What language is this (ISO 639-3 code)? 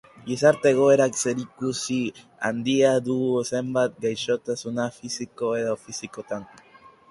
eus